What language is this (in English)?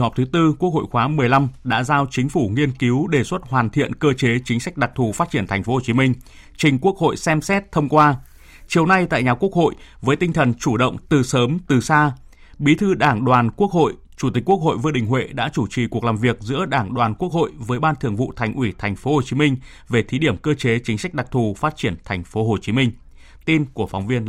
Vietnamese